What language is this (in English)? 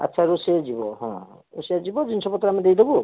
Odia